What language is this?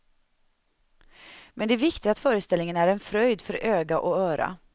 Swedish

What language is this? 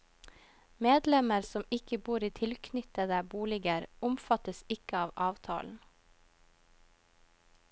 Norwegian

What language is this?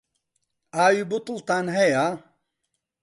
Central Kurdish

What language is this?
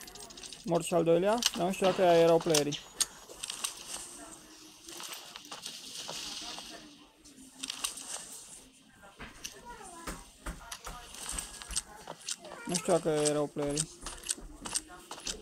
Romanian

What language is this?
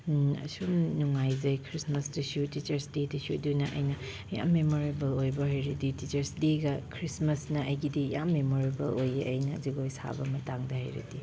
Manipuri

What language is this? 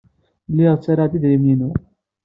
Kabyle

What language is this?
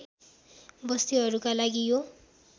Nepali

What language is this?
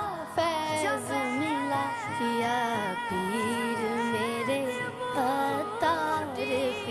Urdu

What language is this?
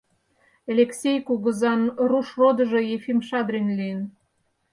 Mari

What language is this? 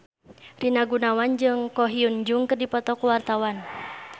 Sundanese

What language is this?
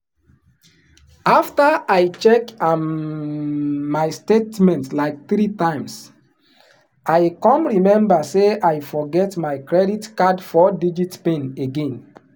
Nigerian Pidgin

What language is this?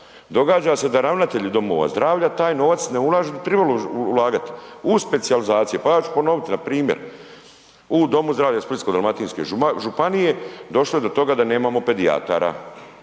Croatian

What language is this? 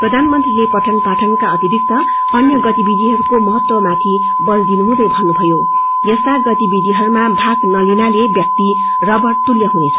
Nepali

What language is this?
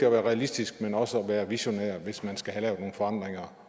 Danish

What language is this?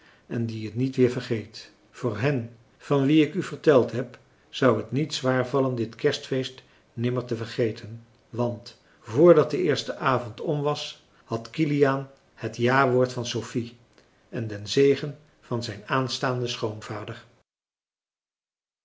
Dutch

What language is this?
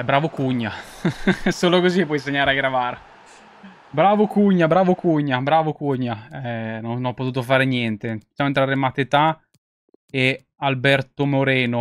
Italian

